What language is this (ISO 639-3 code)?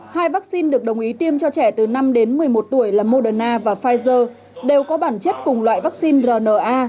vie